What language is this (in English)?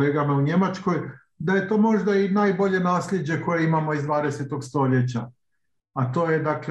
Croatian